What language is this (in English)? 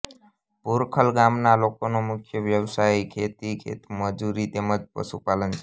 Gujarati